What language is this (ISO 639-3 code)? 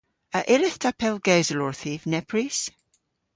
cor